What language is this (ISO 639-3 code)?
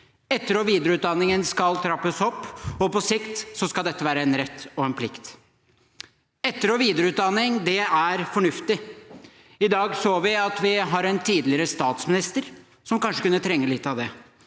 nor